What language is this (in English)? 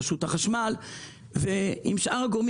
Hebrew